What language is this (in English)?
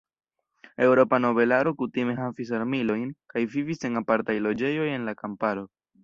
Esperanto